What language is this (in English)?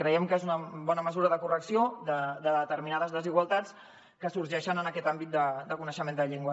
Catalan